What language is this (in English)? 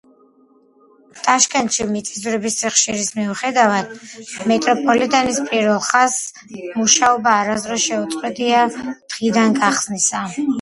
Georgian